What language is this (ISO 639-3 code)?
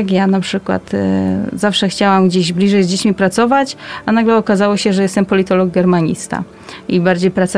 pol